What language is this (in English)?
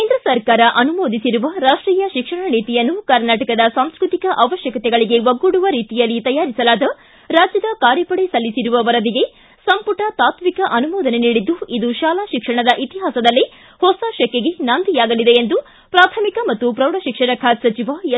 Kannada